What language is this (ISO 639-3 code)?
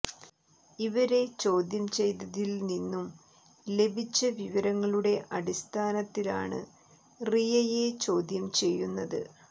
mal